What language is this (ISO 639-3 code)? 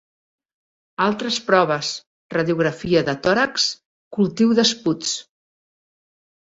cat